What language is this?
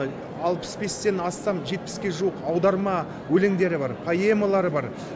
Kazakh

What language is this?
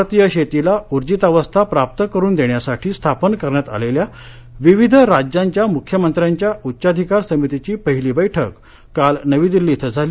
Marathi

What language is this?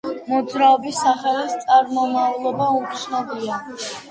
Georgian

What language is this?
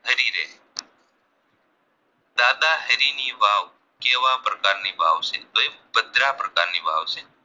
Gujarati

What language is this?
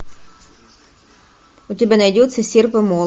Russian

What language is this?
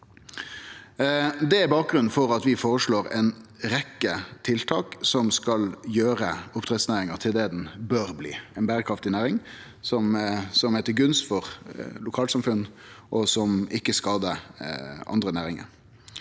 Norwegian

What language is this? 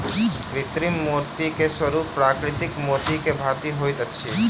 Maithili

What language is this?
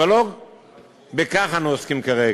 Hebrew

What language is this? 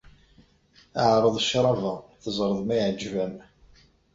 Kabyle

